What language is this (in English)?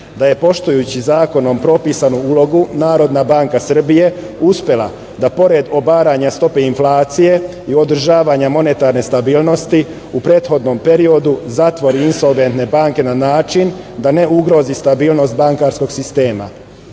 Serbian